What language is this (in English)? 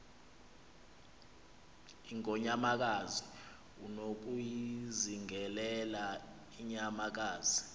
Xhosa